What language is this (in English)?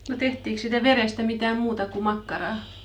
Finnish